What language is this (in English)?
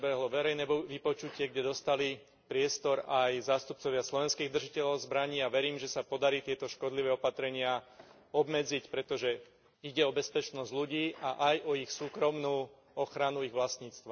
Slovak